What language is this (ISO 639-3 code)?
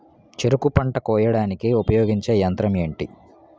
tel